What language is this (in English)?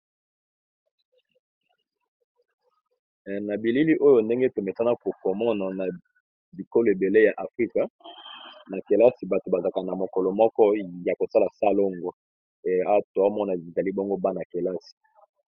Lingala